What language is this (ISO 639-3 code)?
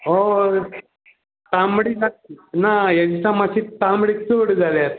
kok